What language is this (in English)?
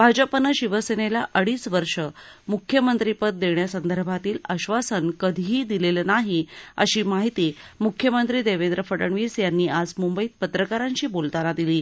Marathi